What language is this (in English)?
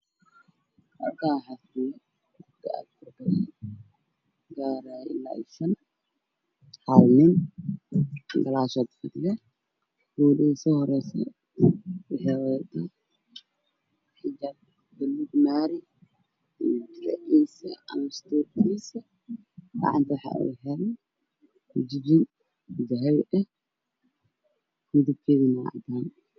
Somali